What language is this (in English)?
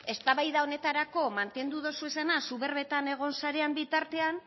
Basque